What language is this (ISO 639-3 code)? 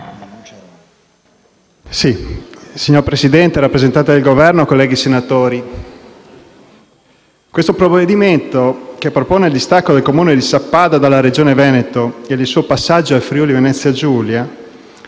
ita